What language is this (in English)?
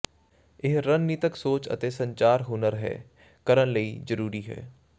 Punjabi